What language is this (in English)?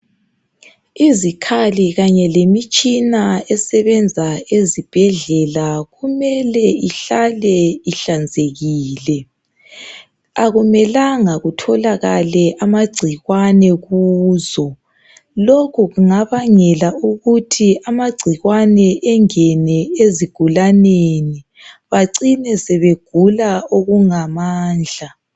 North Ndebele